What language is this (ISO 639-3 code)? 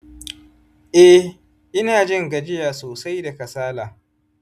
hau